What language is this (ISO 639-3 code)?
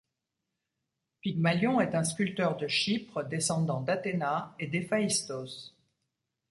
fra